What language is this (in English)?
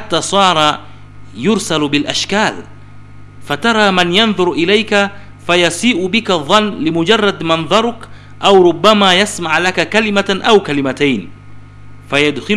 Swahili